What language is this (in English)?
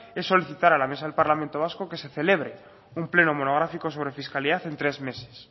Spanish